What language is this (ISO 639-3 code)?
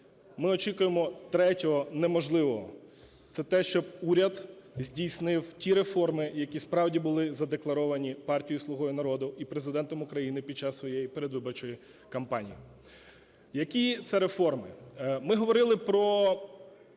ukr